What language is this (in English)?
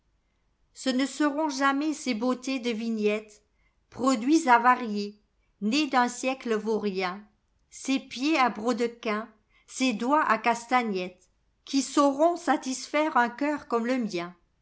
French